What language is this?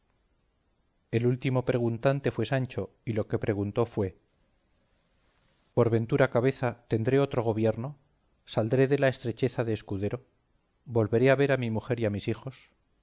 Spanish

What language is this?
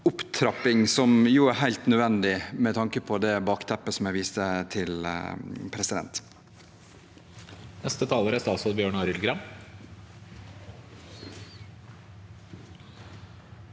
Norwegian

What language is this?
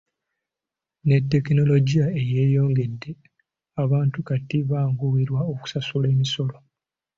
Ganda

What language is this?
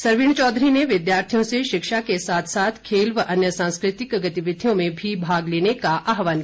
Hindi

